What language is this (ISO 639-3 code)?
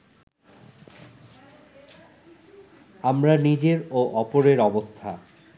ben